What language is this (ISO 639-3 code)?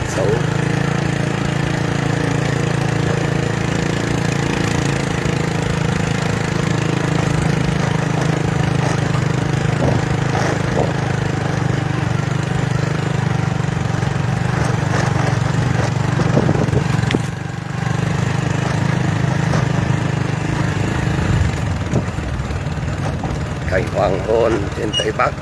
vie